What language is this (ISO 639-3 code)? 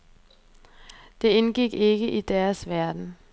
dan